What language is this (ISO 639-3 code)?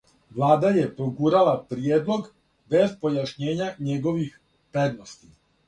srp